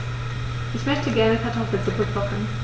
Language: German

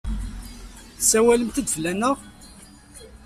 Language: Kabyle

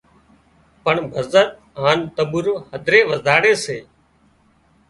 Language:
Wadiyara Koli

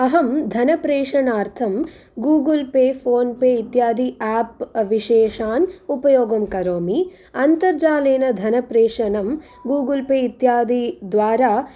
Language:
Sanskrit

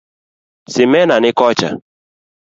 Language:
Luo (Kenya and Tanzania)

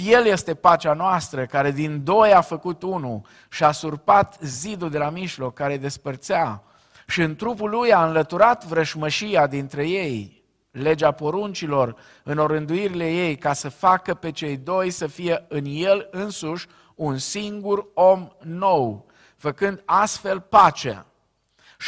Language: Romanian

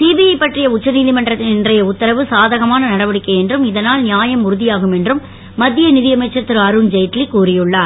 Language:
Tamil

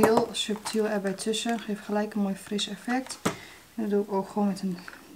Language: Dutch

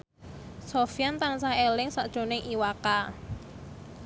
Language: Javanese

